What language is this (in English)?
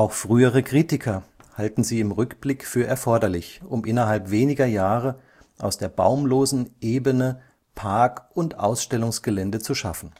German